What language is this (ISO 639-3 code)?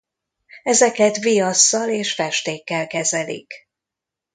hun